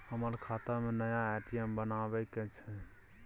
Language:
Maithili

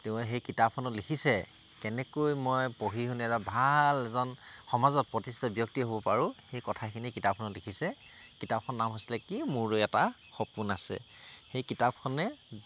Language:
Assamese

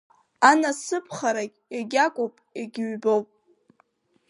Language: Abkhazian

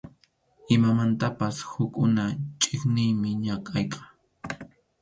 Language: Arequipa-La Unión Quechua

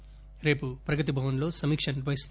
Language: Telugu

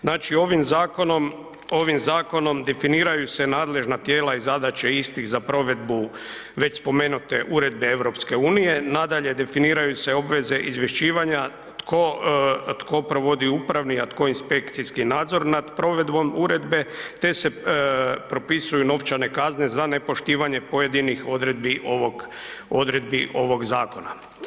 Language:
Croatian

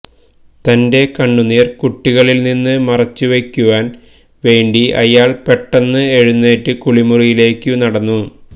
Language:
Malayalam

